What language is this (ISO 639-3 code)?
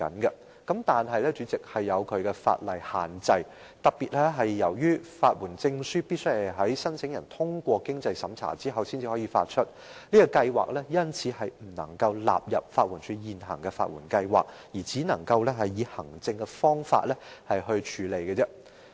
yue